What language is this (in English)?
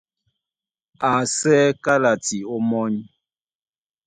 Duala